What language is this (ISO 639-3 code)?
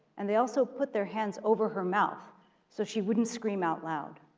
eng